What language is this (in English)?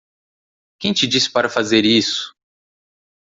Portuguese